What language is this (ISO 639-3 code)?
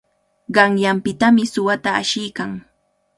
qvl